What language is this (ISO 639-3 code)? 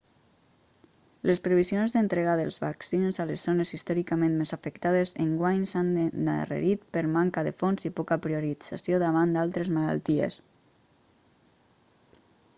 cat